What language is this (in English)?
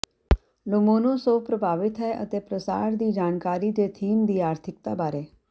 Punjabi